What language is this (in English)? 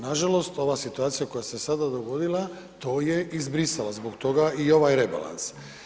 Croatian